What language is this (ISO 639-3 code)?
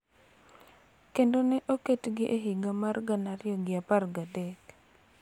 luo